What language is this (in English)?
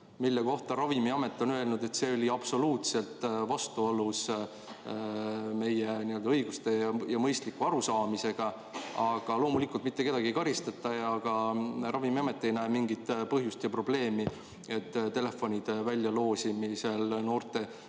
Estonian